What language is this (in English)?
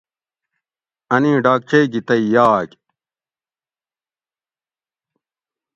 Gawri